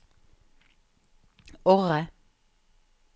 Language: Norwegian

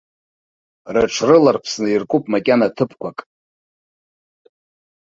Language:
Abkhazian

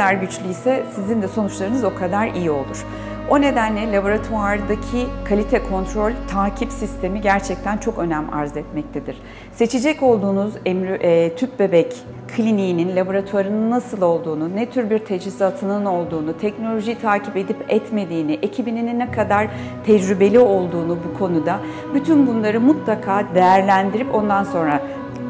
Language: Turkish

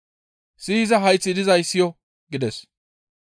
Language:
Gamo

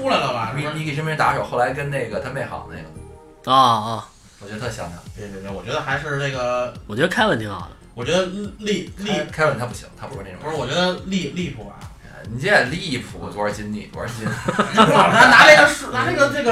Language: Chinese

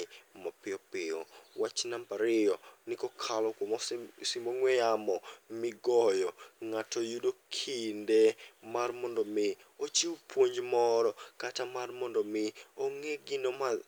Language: Luo (Kenya and Tanzania)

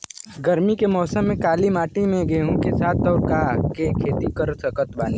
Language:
Bhojpuri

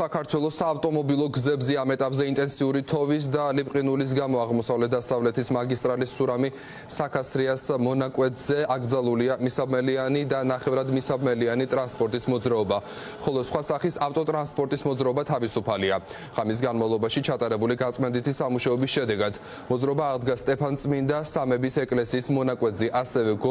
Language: Romanian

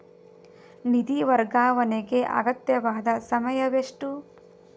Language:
Kannada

